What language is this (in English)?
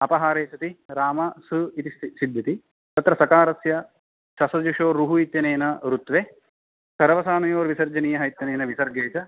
Sanskrit